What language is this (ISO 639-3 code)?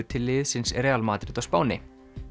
isl